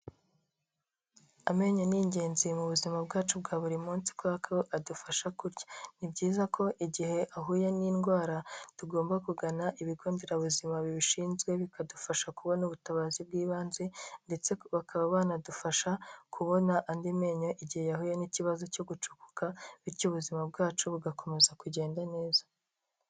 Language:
Kinyarwanda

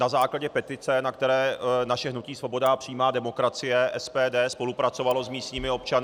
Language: Czech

